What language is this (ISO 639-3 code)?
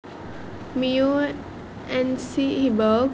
kok